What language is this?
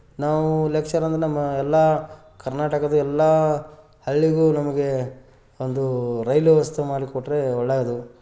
Kannada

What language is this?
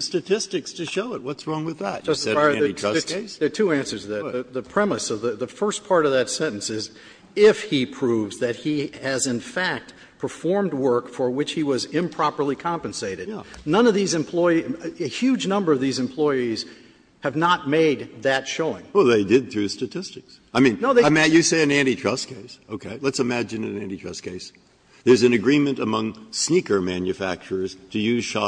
English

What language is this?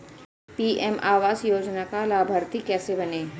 Hindi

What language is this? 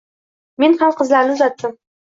Uzbek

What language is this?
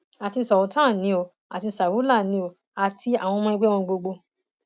Yoruba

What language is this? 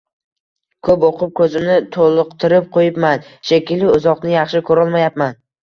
Uzbek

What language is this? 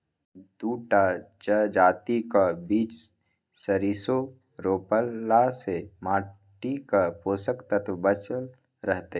Maithili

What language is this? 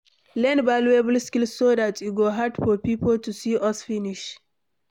Nigerian Pidgin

